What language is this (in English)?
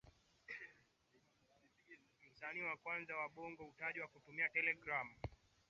Swahili